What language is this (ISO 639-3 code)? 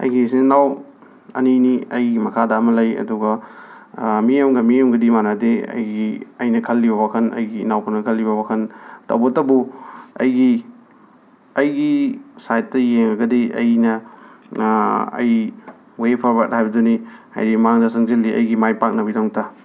mni